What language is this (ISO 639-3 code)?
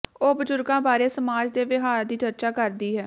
pan